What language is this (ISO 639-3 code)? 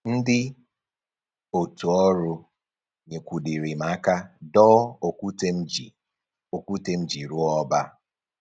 ibo